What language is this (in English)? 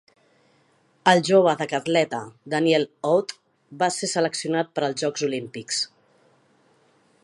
Catalan